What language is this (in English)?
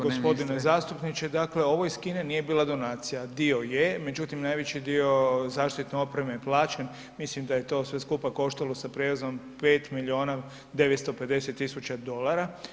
Croatian